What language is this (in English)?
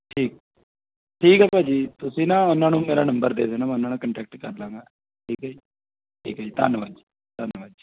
Punjabi